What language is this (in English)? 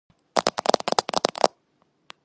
Georgian